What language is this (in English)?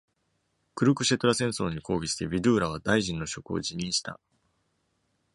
Japanese